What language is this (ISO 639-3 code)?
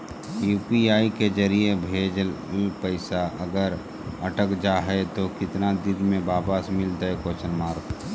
mag